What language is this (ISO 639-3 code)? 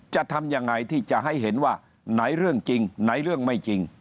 tha